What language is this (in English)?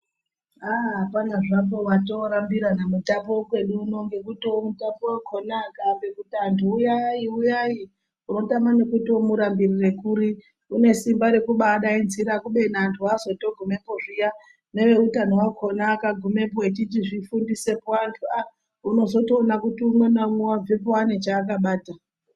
Ndau